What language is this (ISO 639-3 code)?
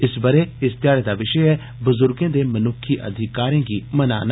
doi